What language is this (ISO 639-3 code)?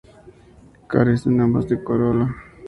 spa